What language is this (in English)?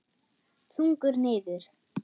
Icelandic